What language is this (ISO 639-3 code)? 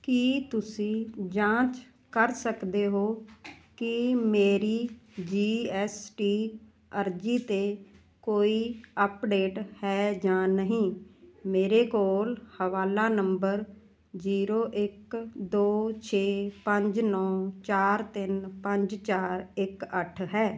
pan